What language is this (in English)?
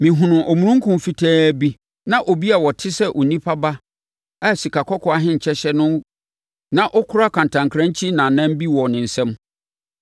Akan